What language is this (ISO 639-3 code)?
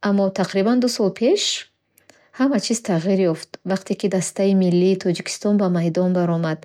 bhh